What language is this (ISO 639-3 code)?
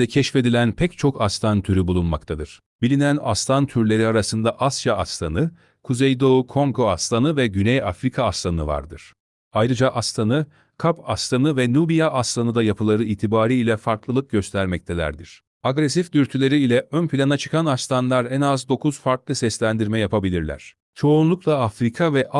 tur